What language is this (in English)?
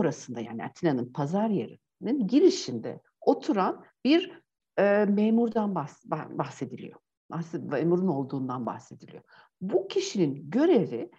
Turkish